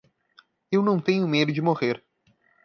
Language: Portuguese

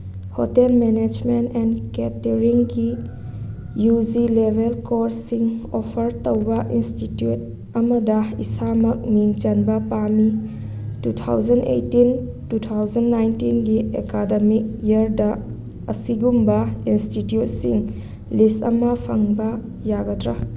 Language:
Manipuri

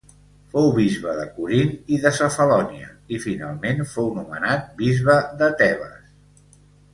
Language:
Catalan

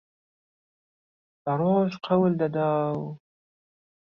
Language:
Central Kurdish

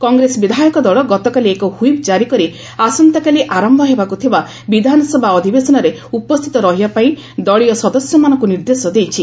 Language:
Odia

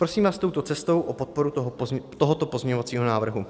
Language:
Czech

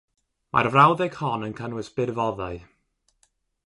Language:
Welsh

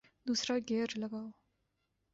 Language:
Urdu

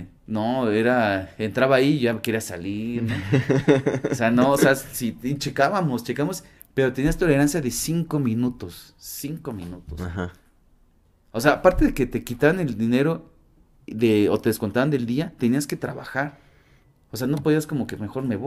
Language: Spanish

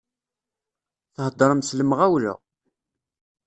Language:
Kabyle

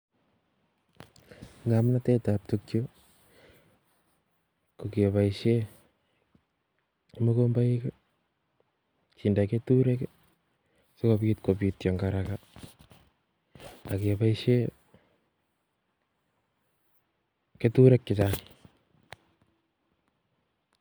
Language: Kalenjin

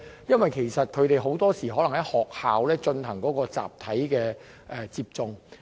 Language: Cantonese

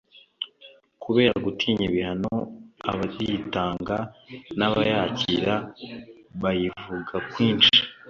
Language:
Kinyarwanda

